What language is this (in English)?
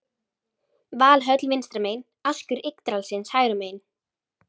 Icelandic